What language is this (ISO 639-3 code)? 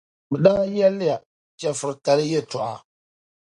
dag